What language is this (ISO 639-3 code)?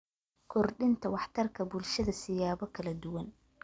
som